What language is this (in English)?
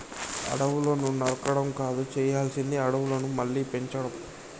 Telugu